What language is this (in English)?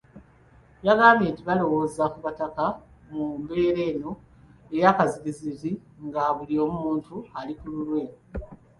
Ganda